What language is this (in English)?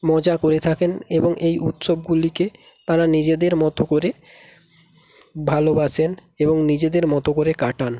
Bangla